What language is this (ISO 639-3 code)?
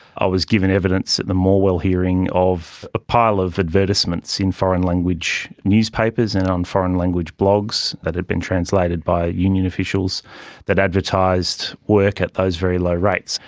eng